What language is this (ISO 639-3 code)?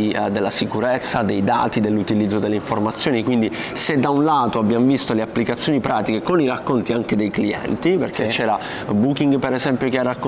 ita